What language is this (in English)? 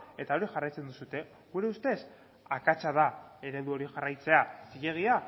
Basque